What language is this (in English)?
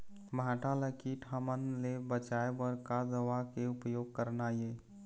Chhattisgarhi